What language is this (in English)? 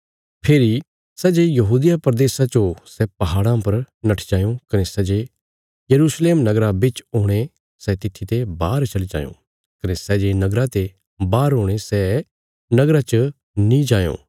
Bilaspuri